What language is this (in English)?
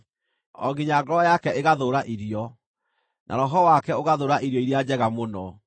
Kikuyu